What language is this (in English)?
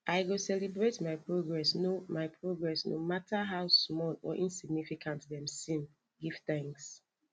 Nigerian Pidgin